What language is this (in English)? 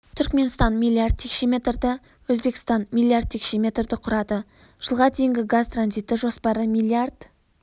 Kazakh